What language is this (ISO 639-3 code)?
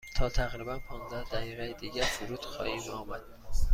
fas